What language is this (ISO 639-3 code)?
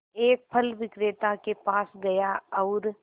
hin